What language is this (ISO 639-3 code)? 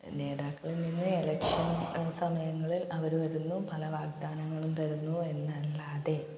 mal